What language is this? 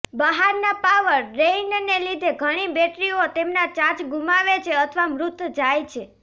Gujarati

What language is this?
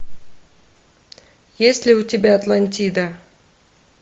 Russian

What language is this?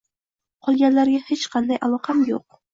Uzbek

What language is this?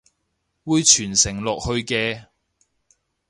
Cantonese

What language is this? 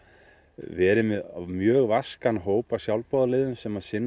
Icelandic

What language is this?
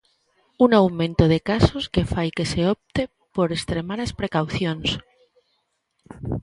Galician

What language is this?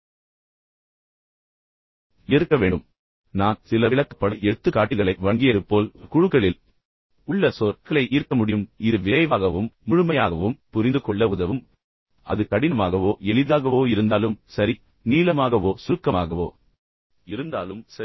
Tamil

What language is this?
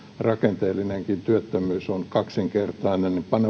Finnish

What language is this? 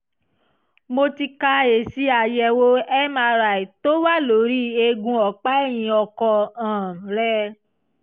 Yoruba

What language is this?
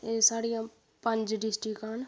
Dogri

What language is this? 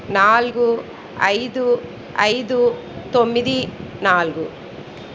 Telugu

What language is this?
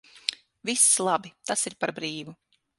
Latvian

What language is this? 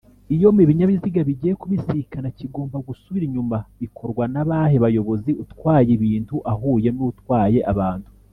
Kinyarwanda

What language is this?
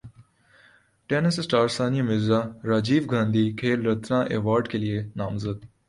Urdu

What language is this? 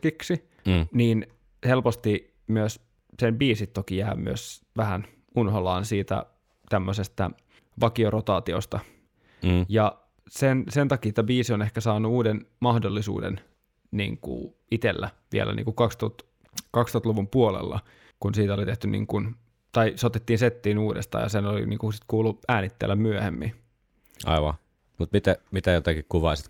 Finnish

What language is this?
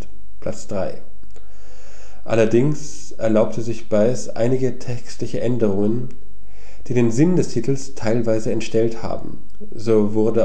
German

